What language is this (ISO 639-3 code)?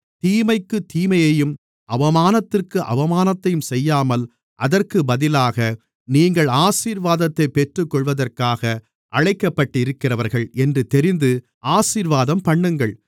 tam